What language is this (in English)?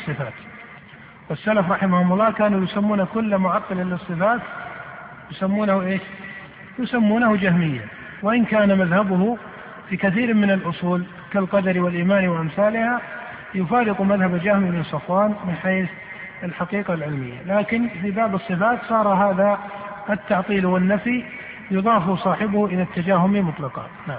Arabic